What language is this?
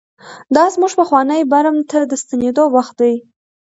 Pashto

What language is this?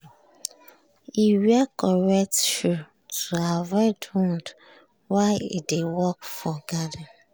Nigerian Pidgin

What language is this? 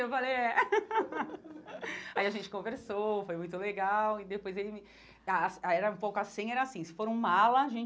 Portuguese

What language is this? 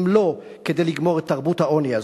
Hebrew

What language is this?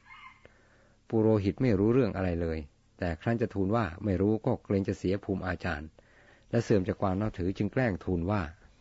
Thai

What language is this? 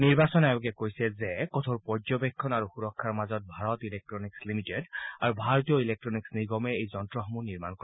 Assamese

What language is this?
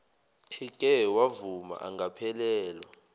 Zulu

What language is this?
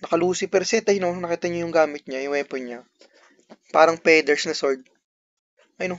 Filipino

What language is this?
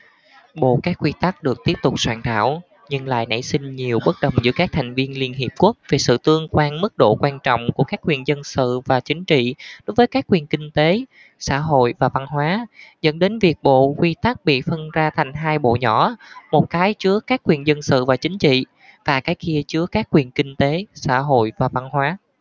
Vietnamese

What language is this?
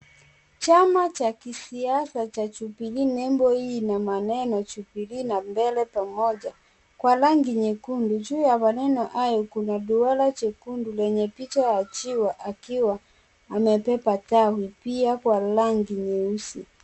Swahili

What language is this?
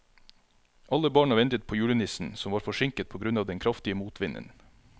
Norwegian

